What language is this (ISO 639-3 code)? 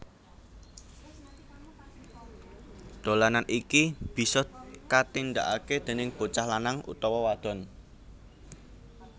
jav